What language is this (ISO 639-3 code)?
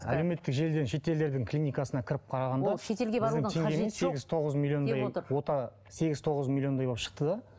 kaz